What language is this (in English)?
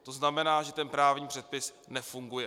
Czech